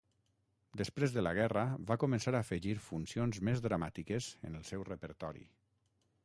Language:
Catalan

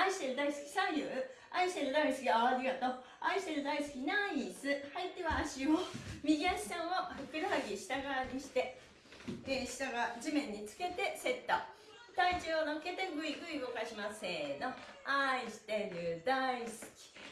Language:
Japanese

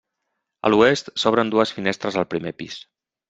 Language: Catalan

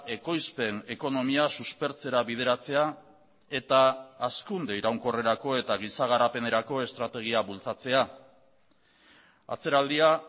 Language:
Basque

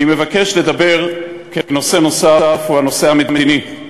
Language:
Hebrew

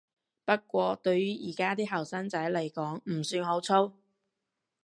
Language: Cantonese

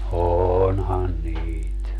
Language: Finnish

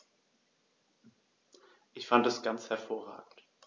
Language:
German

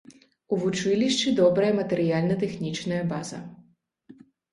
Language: Belarusian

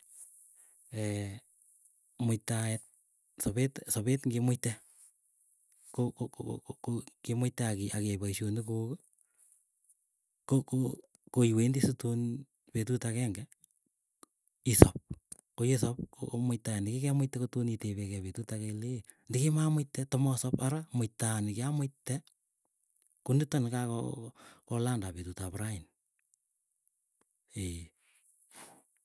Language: Keiyo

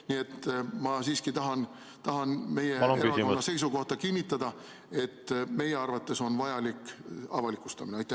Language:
Estonian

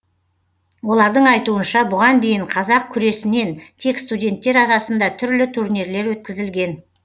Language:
Kazakh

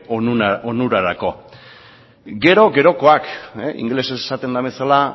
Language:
Basque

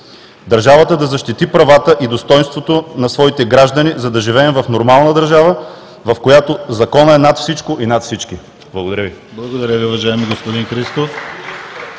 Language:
Bulgarian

